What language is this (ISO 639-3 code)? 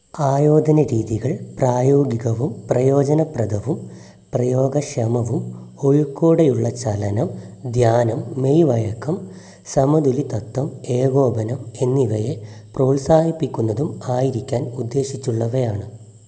mal